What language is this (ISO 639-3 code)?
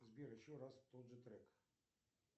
rus